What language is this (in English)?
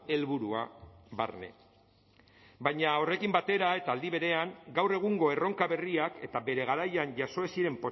Basque